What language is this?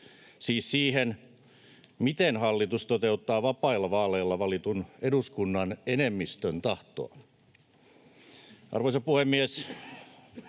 Finnish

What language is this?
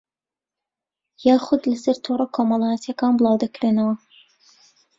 Central Kurdish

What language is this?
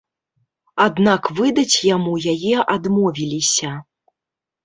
Belarusian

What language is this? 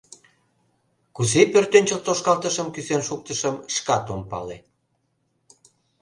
Mari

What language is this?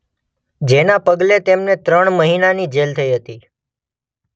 Gujarati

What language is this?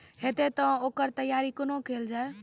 Maithili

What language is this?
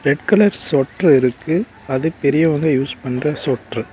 Tamil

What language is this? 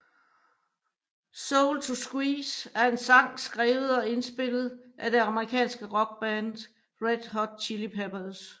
Danish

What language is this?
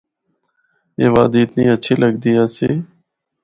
Northern Hindko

